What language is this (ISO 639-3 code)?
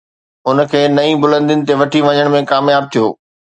snd